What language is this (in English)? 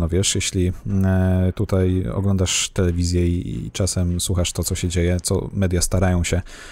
Polish